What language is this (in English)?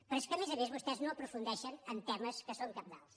Catalan